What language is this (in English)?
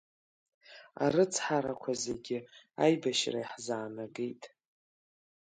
Abkhazian